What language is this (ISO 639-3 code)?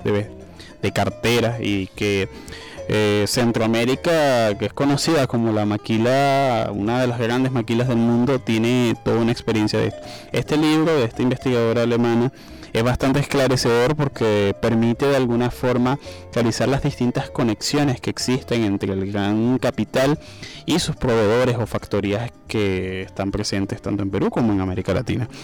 spa